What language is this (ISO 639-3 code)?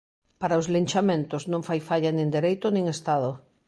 glg